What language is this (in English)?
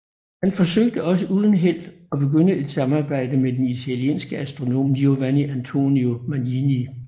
Danish